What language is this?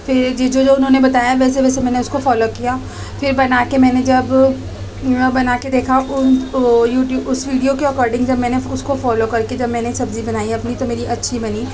Urdu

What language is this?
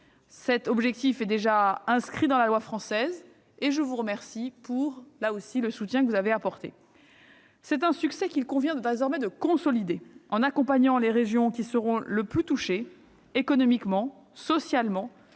French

